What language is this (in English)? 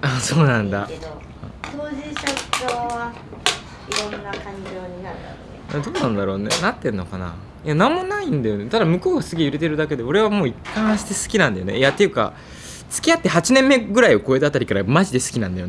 Japanese